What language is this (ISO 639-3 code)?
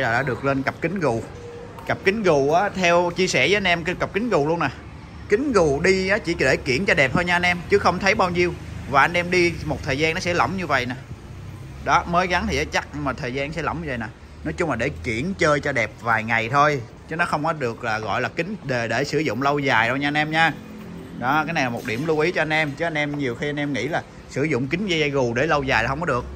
vie